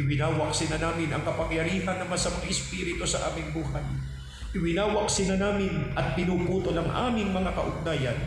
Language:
Filipino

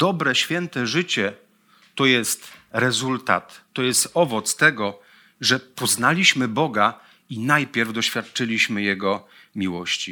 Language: Polish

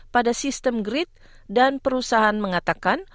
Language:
Indonesian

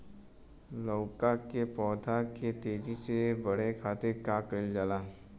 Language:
Bhojpuri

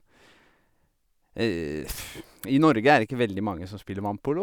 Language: Norwegian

